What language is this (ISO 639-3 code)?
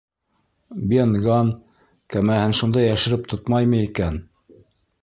bak